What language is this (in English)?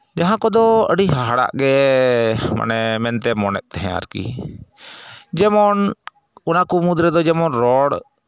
Santali